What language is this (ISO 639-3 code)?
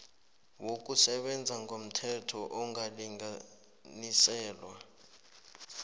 nbl